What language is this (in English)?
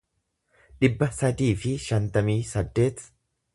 Oromo